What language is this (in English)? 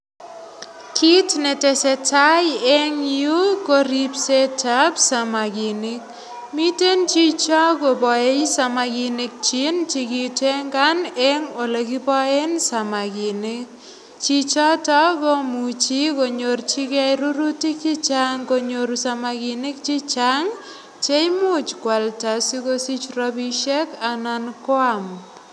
Kalenjin